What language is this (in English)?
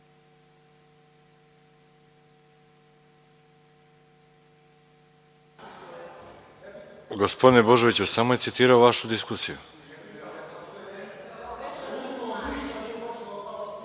Serbian